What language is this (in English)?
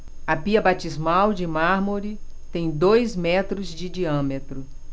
Portuguese